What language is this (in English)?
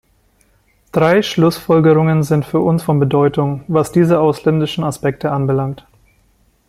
German